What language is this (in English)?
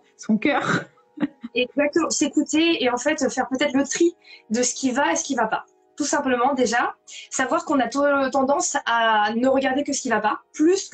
French